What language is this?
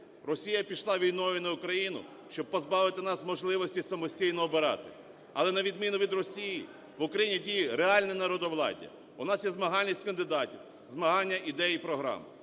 Ukrainian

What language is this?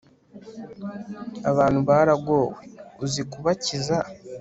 Kinyarwanda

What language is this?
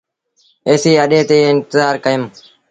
Sindhi Bhil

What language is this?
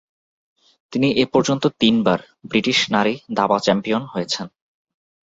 Bangla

